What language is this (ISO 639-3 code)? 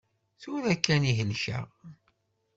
kab